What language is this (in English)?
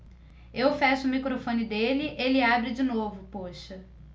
Portuguese